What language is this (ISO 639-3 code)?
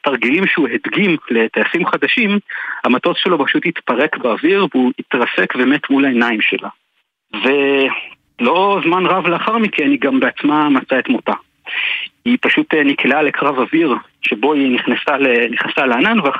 heb